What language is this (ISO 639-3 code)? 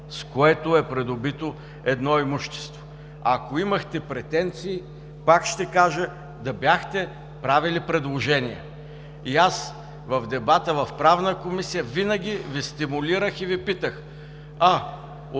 bul